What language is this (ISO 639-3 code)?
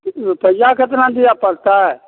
mai